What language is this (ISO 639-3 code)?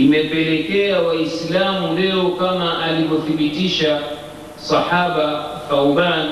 swa